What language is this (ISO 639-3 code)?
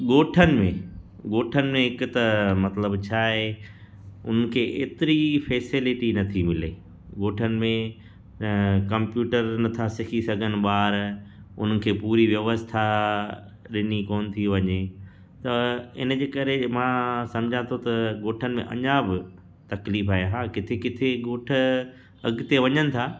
snd